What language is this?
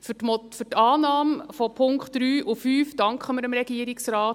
Swiss German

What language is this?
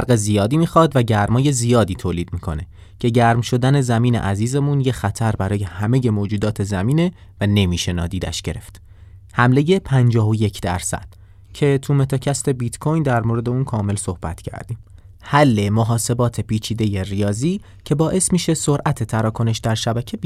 Persian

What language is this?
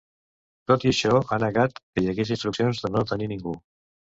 Catalan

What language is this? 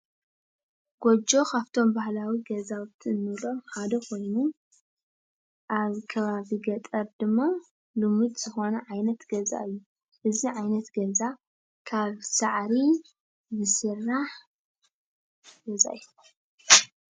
Tigrinya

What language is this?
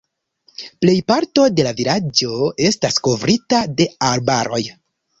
Esperanto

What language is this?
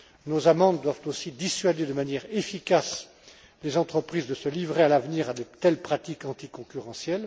French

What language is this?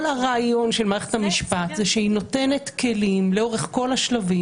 Hebrew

